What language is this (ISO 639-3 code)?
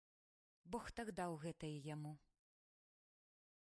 bel